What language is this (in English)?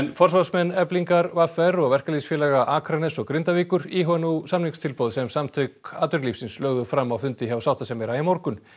Icelandic